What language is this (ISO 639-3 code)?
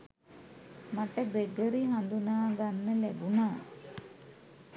sin